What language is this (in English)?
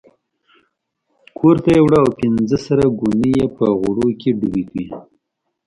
Pashto